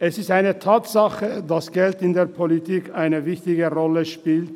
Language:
Swiss German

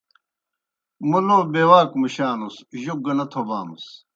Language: Kohistani Shina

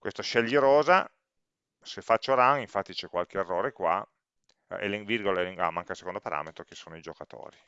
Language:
Italian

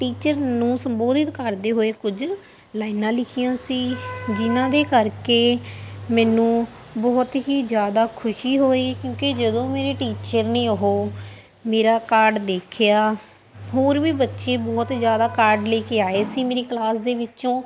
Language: Punjabi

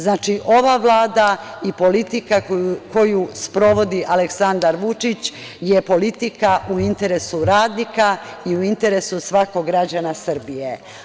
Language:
Serbian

